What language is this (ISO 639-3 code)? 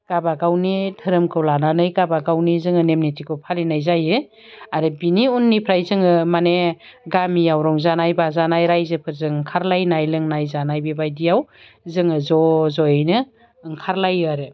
brx